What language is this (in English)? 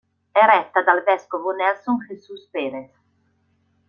Italian